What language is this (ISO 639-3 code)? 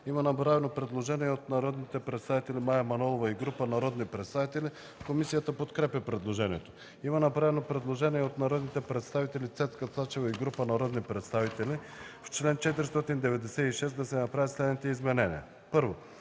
bul